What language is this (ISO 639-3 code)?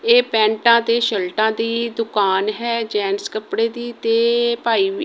pan